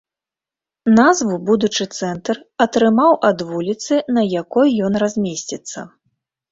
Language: Belarusian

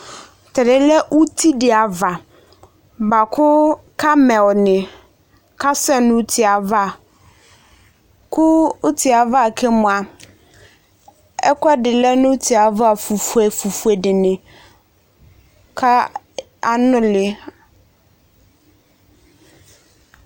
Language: Ikposo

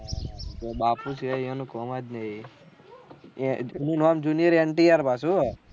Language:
Gujarati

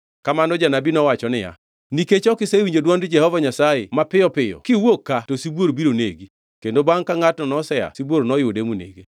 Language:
Luo (Kenya and Tanzania)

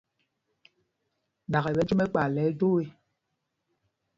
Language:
Mpumpong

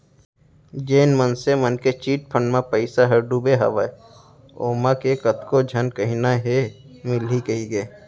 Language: Chhattisgarhi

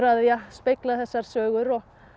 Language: Icelandic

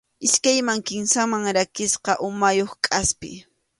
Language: Arequipa-La Unión Quechua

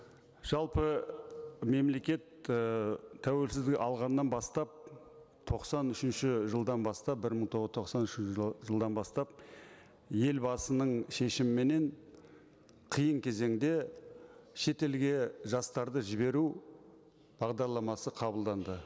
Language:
Kazakh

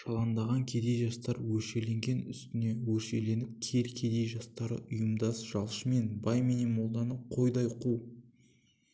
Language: Kazakh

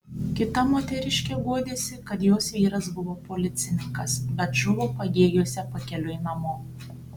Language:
Lithuanian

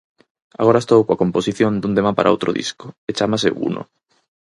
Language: Galician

